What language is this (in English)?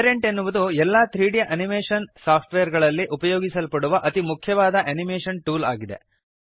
Kannada